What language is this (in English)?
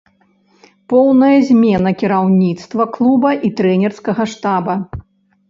Belarusian